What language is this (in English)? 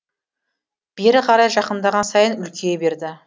Kazakh